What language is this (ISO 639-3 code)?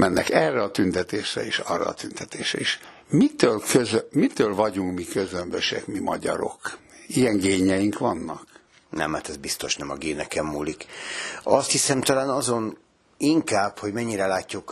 hun